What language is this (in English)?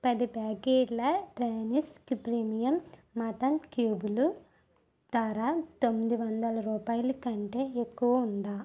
Telugu